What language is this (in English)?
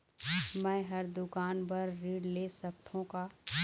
Chhattisgarhi